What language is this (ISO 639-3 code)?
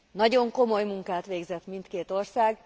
hun